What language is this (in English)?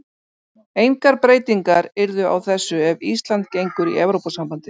Icelandic